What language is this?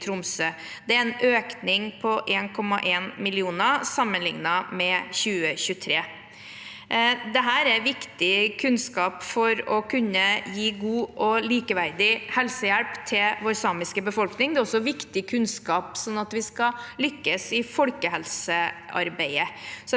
Norwegian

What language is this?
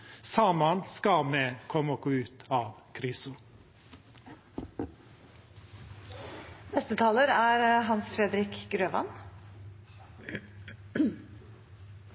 Norwegian Bokmål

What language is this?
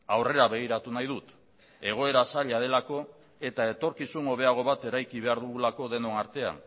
Basque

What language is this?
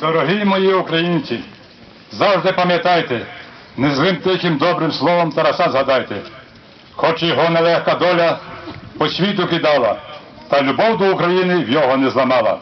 Ukrainian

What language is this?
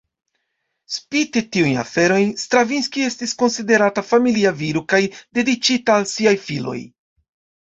Esperanto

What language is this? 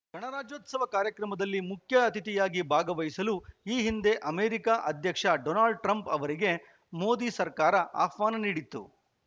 Kannada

